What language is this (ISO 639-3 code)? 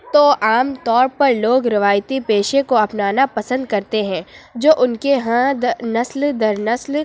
urd